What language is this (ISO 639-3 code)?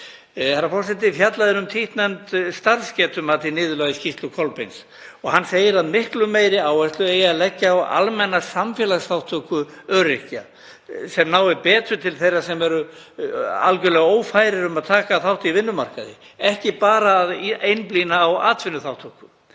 isl